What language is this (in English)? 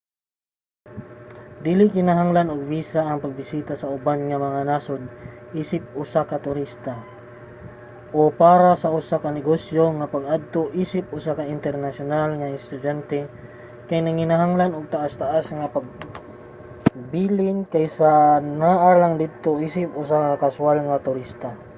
Cebuano